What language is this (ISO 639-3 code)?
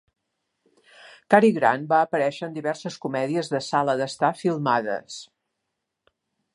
cat